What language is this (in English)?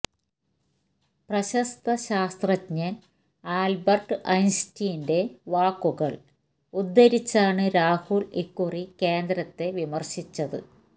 Malayalam